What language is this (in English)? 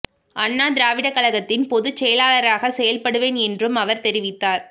Tamil